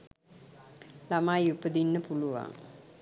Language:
Sinhala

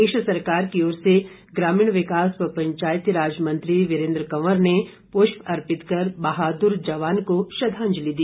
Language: Hindi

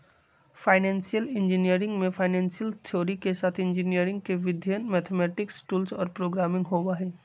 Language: Magahi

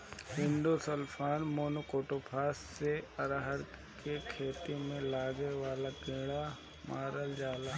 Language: Bhojpuri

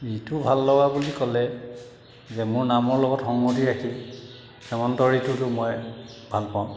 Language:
Assamese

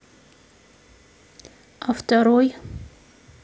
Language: Russian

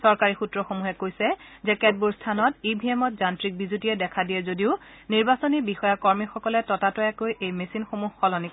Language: Assamese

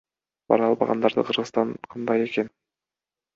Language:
Kyrgyz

